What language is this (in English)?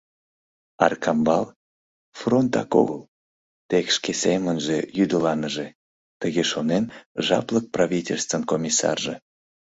Mari